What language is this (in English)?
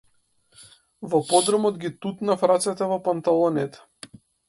Macedonian